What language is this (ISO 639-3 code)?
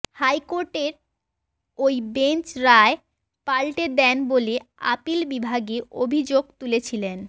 ben